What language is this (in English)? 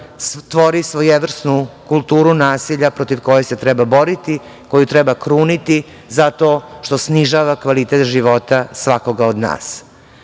Serbian